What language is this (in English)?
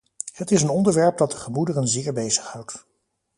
Dutch